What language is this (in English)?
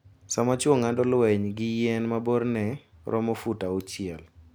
Luo (Kenya and Tanzania)